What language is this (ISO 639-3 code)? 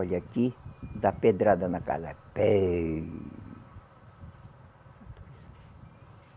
por